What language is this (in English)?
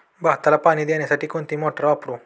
Marathi